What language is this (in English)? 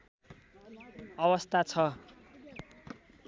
Nepali